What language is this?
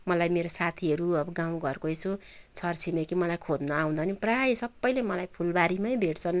Nepali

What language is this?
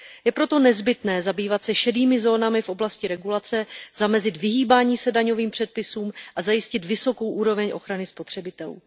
Czech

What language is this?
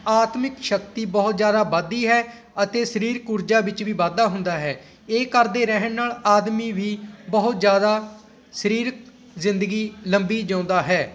Punjabi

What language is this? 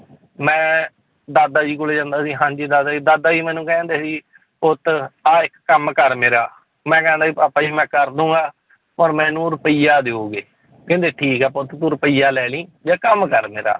Punjabi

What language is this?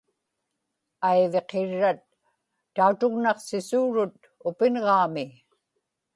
Inupiaq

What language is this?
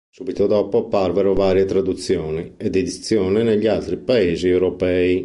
Italian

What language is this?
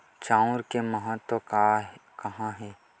Chhattisgarhi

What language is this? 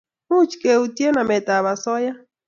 Kalenjin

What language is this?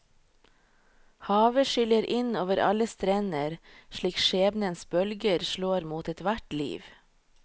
Norwegian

